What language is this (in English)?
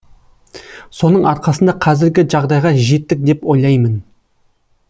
Kazakh